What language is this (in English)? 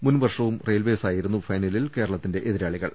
Malayalam